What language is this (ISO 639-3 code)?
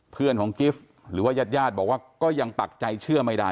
tha